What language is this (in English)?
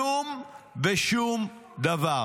Hebrew